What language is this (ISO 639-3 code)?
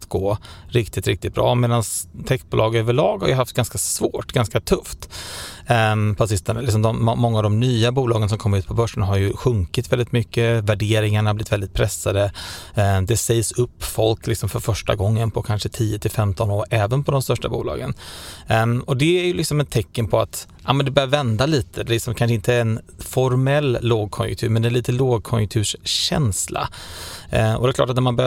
swe